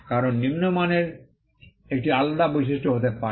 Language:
Bangla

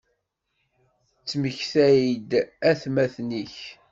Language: Kabyle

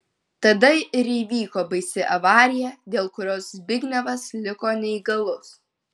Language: Lithuanian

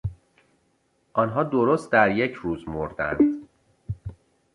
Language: Persian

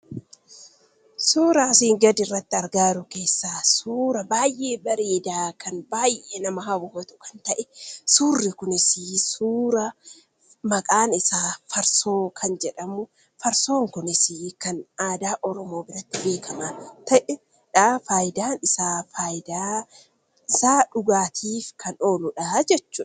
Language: Oromo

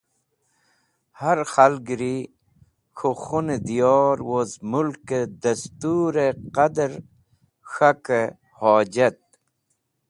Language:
Wakhi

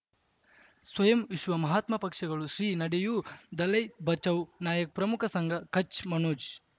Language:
Kannada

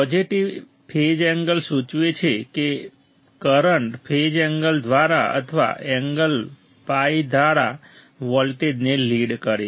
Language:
Gujarati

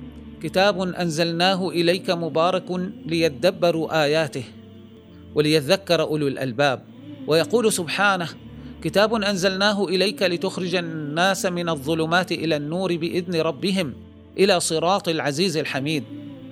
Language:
Arabic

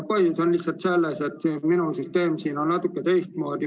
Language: Estonian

